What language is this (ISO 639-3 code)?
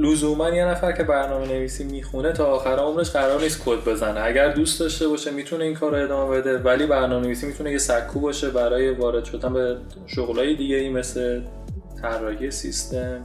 fas